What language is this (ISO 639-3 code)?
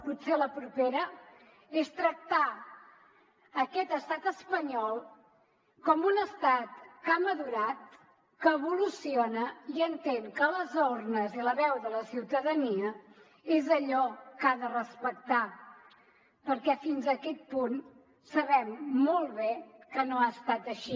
cat